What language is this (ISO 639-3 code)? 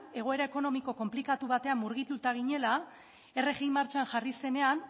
eus